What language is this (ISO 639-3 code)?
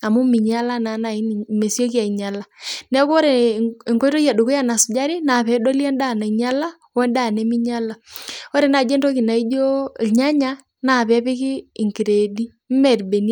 mas